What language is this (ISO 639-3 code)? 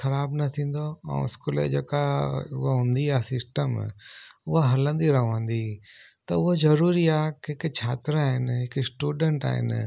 snd